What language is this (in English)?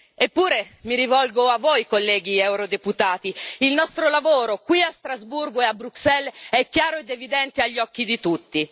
Italian